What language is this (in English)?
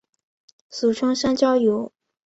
Chinese